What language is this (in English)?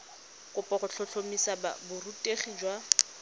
Tswana